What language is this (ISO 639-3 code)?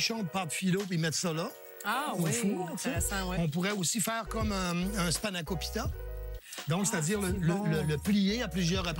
fra